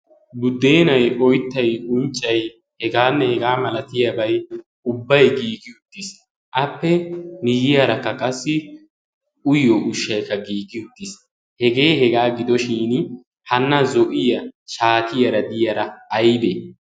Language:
Wolaytta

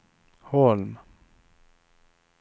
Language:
Swedish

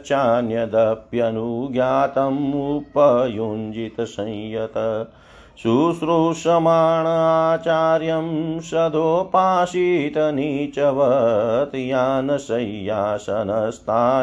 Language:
Hindi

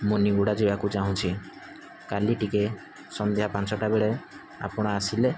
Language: Odia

